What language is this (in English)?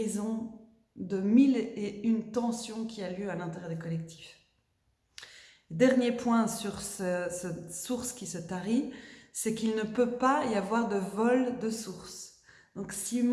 French